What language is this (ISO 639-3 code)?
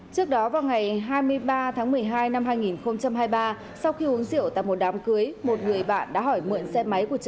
vie